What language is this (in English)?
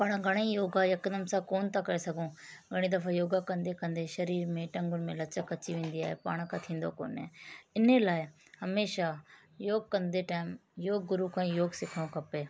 Sindhi